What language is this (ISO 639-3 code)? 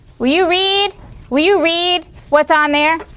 eng